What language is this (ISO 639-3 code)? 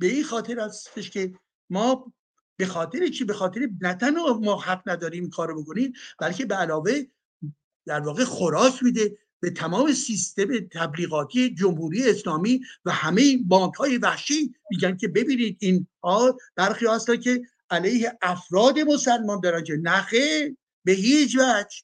fas